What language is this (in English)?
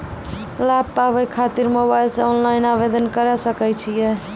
Maithili